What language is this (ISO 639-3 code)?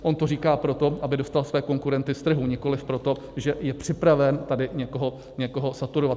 ces